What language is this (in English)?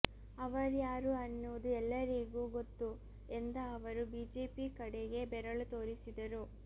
Kannada